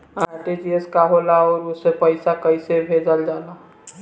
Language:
Bhojpuri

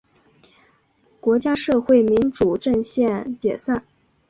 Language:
Chinese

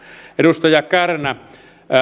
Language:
Finnish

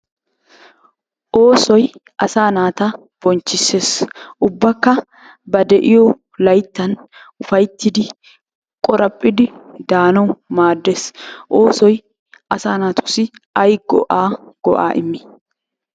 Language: Wolaytta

